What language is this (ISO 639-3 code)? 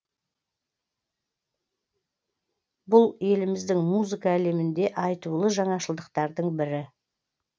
kaz